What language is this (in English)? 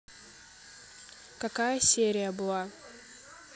Russian